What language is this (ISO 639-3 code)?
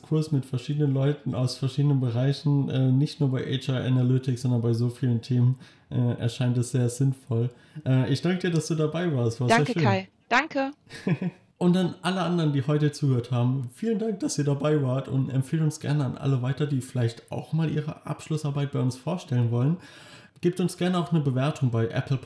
deu